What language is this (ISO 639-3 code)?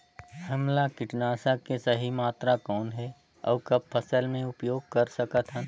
hne